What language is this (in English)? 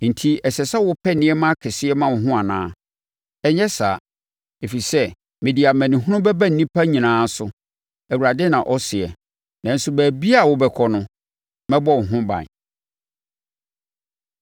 Akan